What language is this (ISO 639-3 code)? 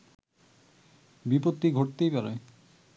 ben